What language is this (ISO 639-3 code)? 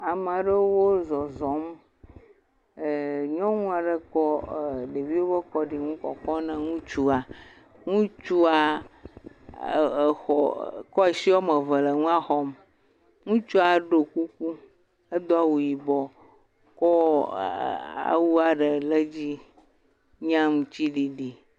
ewe